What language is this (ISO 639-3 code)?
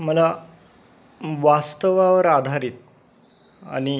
mar